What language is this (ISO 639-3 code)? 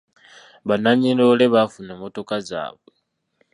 lug